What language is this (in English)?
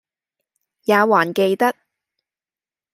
Cantonese